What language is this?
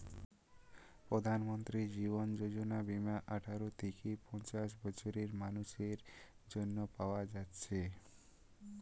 Bangla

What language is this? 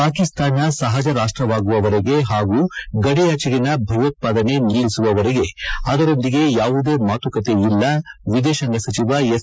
Kannada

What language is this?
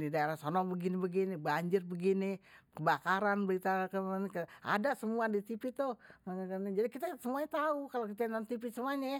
Betawi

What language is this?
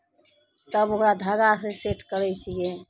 Maithili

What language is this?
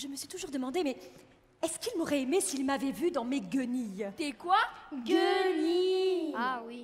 French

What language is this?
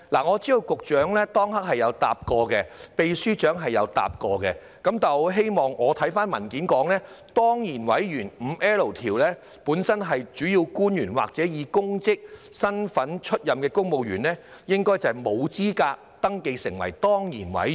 Cantonese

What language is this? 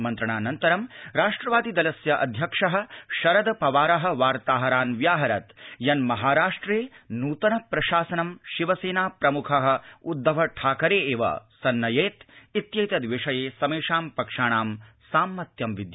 Sanskrit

